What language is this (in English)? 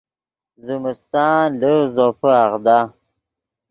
Yidgha